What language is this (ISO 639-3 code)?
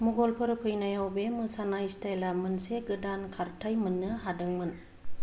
brx